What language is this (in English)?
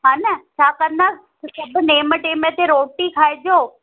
Sindhi